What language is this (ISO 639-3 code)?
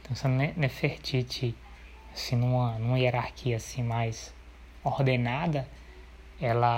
por